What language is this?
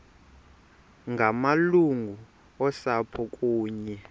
Xhosa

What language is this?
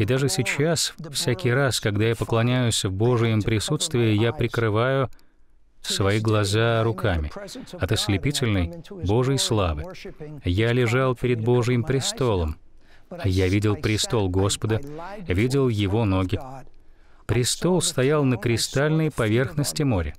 Russian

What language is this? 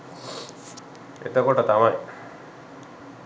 Sinhala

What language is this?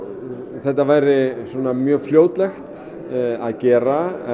Icelandic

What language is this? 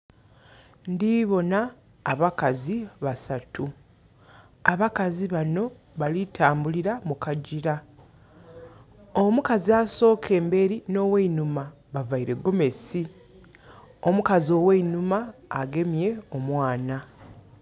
Soga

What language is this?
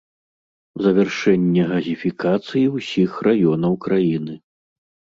Belarusian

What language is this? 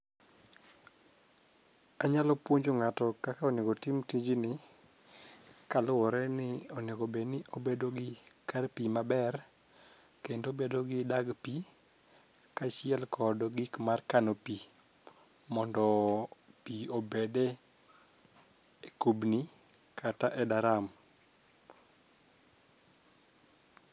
Luo (Kenya and Tanzania)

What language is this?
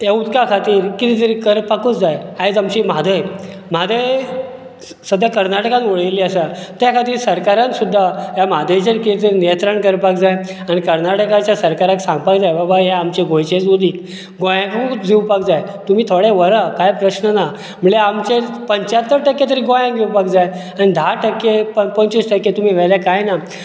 Konkani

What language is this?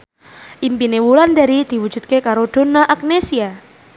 Javanese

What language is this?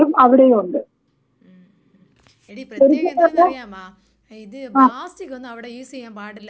Malayalam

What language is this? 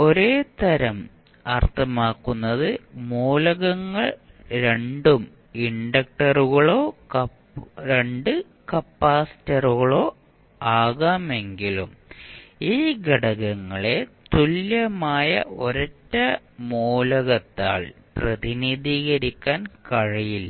Malayalam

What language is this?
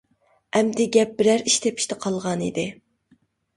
Uyghur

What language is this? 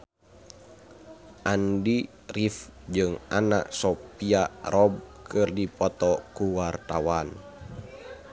Sundanese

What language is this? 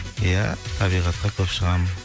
Kazakh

